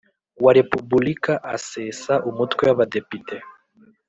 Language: Kinyarwanda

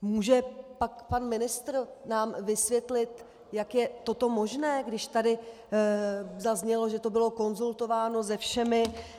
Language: Czech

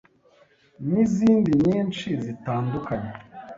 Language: Kinyarwanda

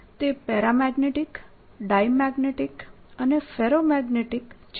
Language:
Gujarati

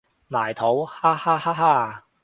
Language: Cantonese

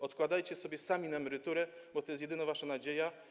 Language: Polish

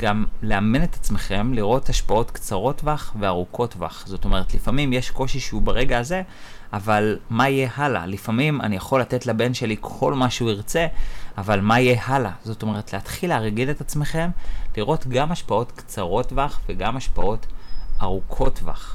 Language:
Hebrew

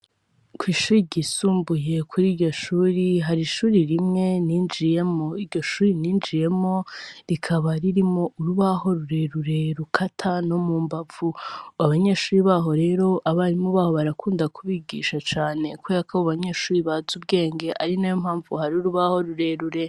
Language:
Rundi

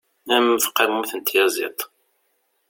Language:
Kabyle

